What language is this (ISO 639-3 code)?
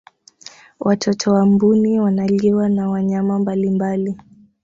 swa